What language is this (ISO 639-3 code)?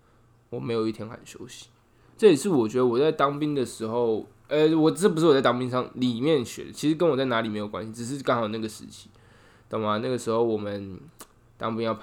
zho